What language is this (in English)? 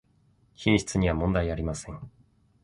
Japanese